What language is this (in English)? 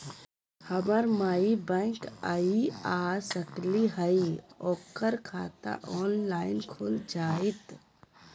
Magahi